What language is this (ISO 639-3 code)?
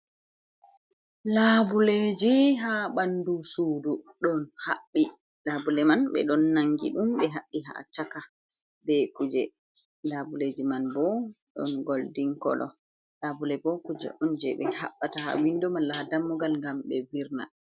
ful